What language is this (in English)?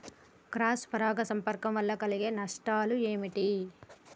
Telugu